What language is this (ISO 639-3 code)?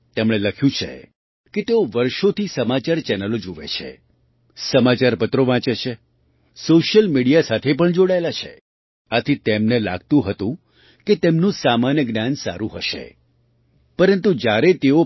guj